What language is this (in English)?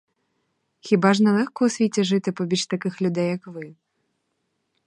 Ukrainian